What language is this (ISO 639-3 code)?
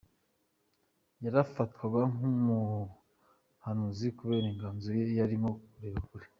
kin